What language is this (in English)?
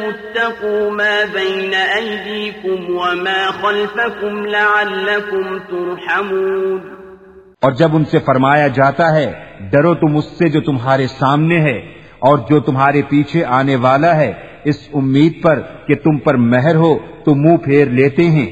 Urdu